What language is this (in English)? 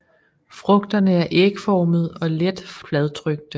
Danish